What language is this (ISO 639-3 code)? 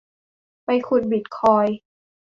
tha